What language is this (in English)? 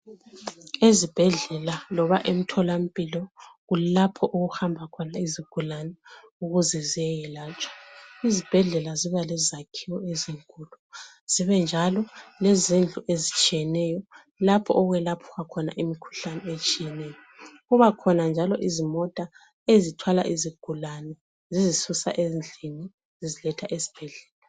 North Ndebele